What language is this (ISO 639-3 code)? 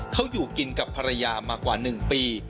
tha